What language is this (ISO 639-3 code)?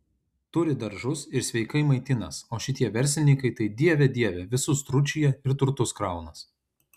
lit